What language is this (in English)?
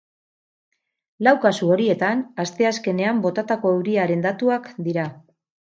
Basque